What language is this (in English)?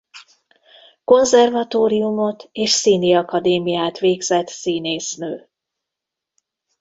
Hungarian